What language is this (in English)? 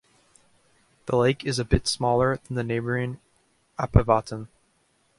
English